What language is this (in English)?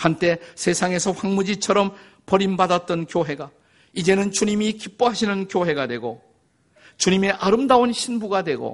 Korean